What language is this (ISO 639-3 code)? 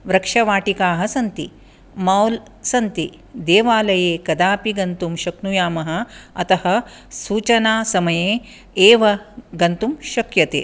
san